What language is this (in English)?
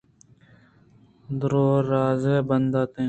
Eastern Balochi